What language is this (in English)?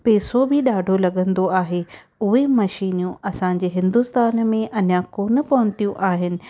Sindhi